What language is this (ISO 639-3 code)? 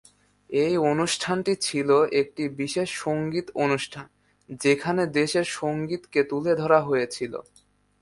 ben